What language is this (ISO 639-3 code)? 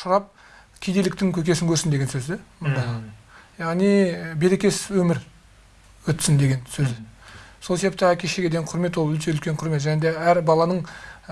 tur